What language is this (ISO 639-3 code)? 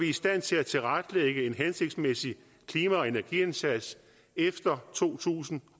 dan